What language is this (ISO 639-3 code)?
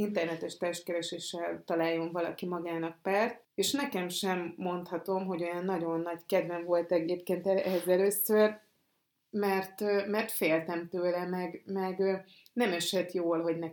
hun